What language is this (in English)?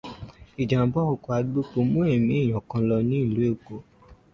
Yoruba